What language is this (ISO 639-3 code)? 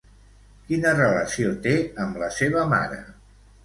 cat